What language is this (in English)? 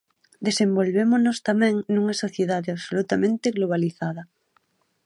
Galician